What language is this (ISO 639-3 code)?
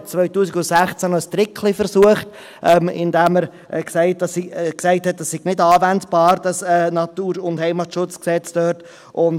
gsw